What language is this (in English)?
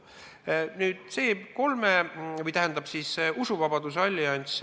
Estonian